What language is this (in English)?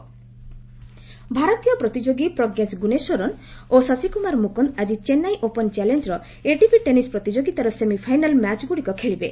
Odia